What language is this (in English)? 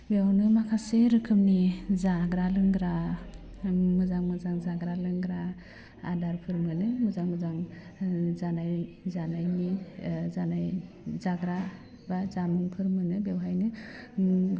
Bodo